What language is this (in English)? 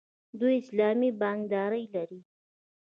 Pashto